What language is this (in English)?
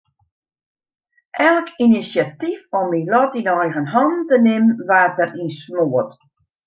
Western Frisian